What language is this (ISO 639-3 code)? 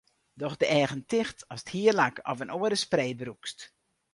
fry